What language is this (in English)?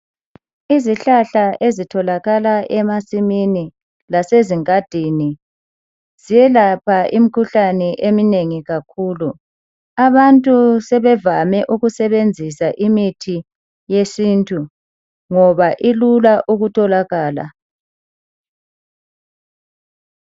North Ndebele